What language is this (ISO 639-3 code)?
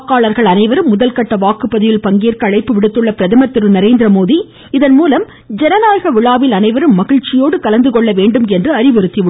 tam